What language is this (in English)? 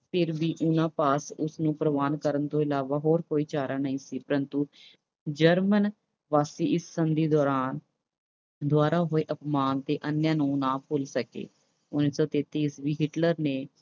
Punjabi